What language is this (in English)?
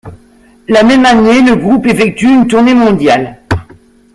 French